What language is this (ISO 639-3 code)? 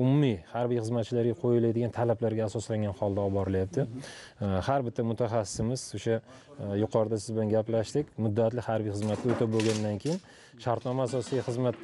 tur